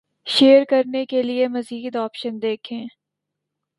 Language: Urdu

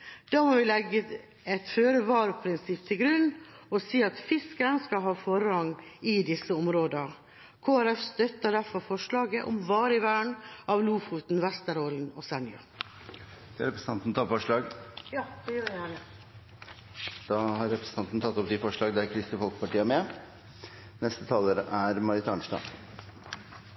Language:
Norwegian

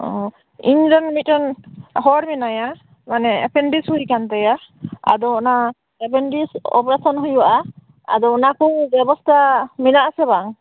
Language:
Santali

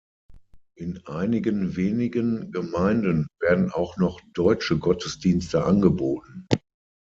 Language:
German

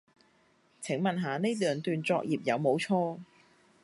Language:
Cantonese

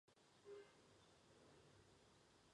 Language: Chinese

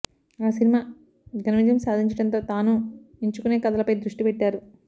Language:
Telugu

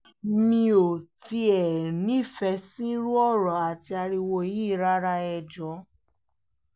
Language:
Yoruba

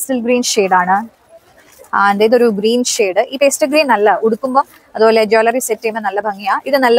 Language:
Malayalam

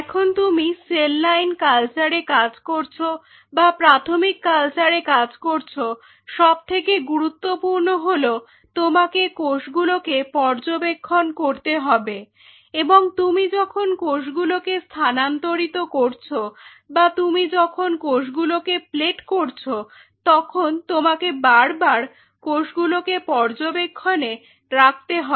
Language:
Bangla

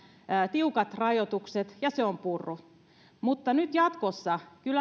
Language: Finnish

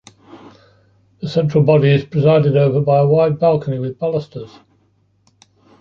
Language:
English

